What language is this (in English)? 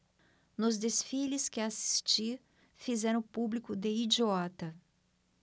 Portuguese